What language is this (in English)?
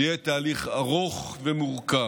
Hebrew